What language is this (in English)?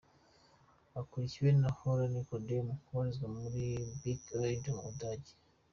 Kinyarwanda